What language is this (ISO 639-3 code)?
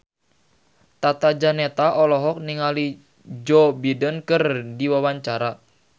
sun